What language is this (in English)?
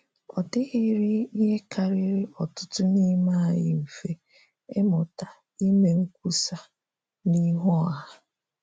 Igbo